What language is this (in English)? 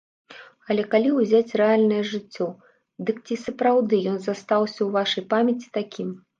Belarusian